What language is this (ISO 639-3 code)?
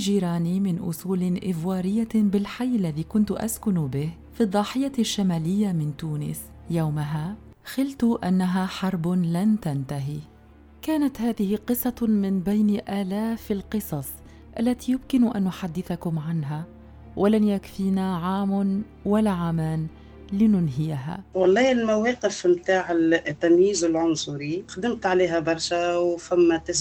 ara